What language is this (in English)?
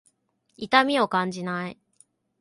Japanese